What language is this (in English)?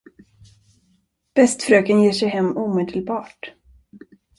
Swedish